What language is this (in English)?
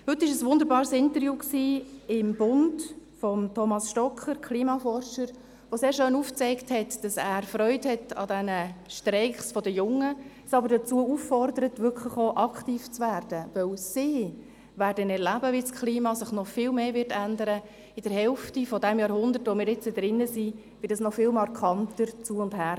Swiss German